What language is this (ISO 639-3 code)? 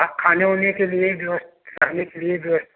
hin